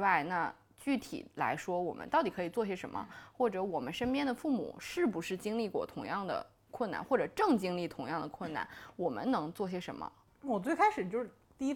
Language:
Chinese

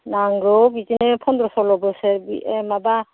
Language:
Bodo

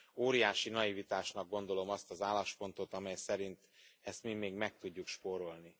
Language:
Hungarian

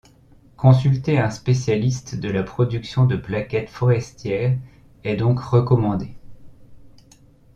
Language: French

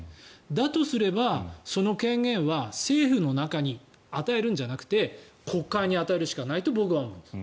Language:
Japanese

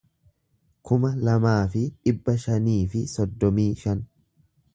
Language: Oromo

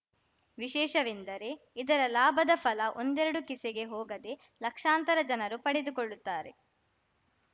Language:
Kannada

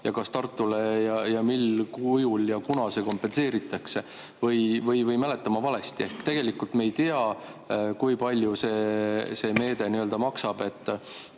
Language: Estonian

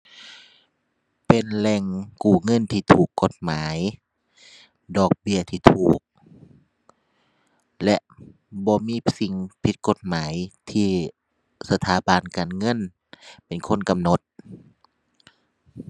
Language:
Thai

